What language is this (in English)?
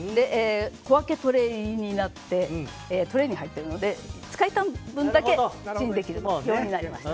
Japanese